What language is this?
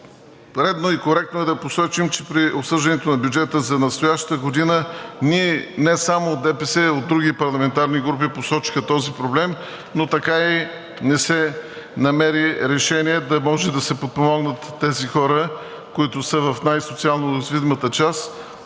Bulgarian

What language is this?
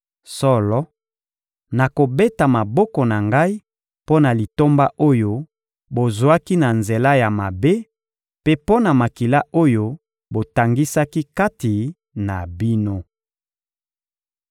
Lingala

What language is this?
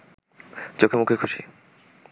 Bangla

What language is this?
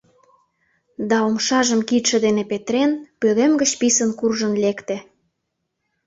Mari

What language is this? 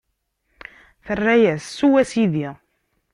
Kabyle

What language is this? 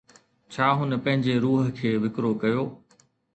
Sindhi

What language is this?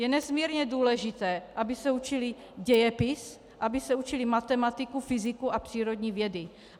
Czech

